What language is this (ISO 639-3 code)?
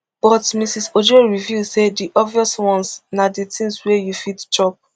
pcm